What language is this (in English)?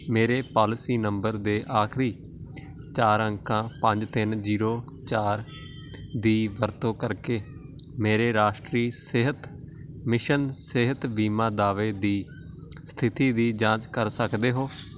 Punjabi